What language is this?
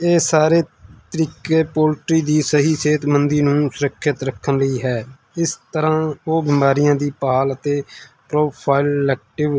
Punjabi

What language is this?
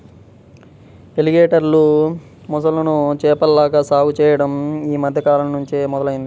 Telugu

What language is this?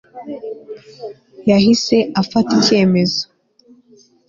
Kinyarwanda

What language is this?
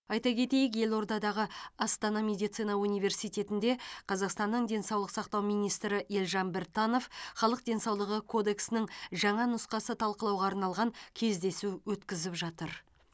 Kazakh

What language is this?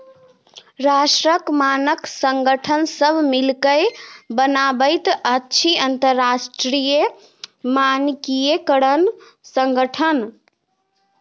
Maithili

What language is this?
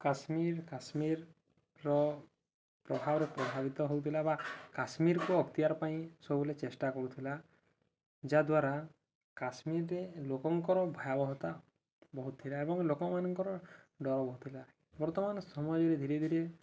Odia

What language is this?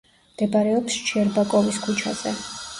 Georgian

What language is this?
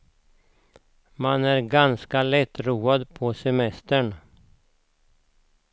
Swedish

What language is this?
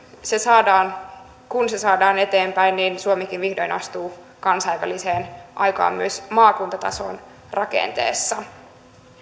Finnish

